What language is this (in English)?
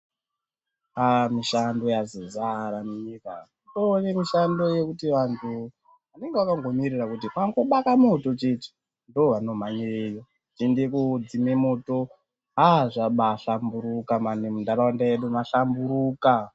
Ndau